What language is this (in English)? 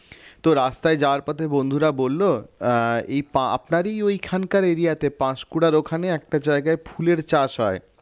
Bangla